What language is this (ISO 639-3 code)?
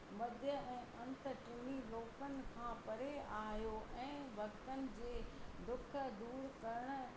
snd